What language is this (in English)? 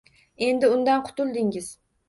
Uzbek